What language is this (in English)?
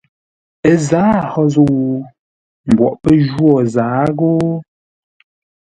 Ngombale